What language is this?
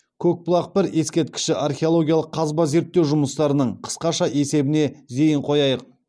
Kazakh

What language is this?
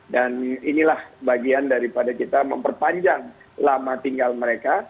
Indonesian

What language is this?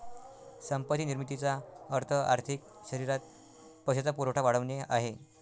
Marathi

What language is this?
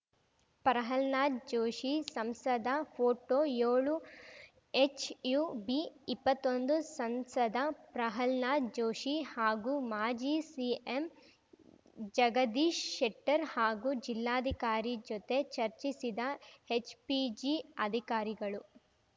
Kannada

